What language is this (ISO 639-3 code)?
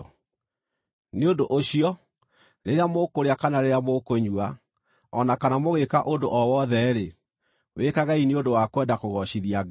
kik